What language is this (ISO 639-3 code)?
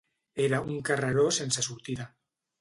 cat